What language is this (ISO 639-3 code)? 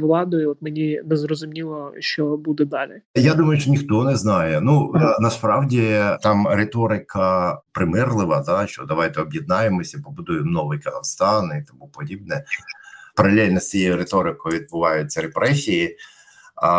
ukr